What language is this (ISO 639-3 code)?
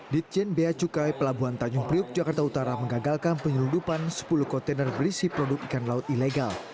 ind